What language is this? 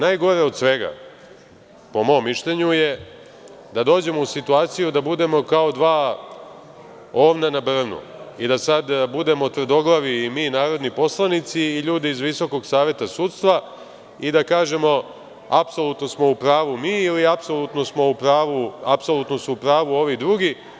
Serbian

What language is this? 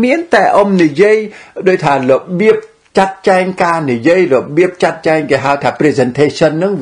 Vietnamese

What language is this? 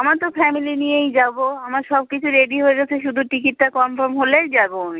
Bangla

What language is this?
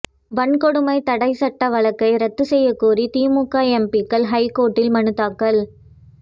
Tamil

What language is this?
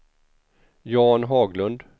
Swedish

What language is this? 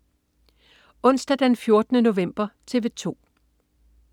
Danish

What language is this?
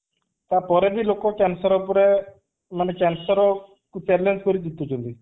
Odia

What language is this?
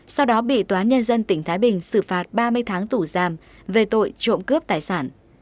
Vietnamese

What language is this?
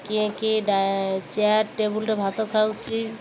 Odia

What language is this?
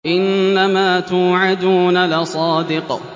Arabic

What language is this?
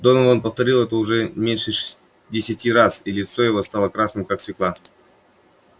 Russian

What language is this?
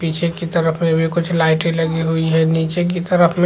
Chhattisgarhi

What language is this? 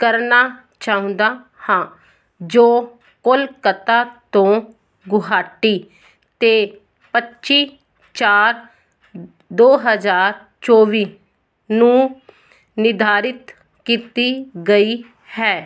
Punjabi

